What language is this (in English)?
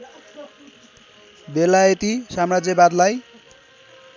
Nepali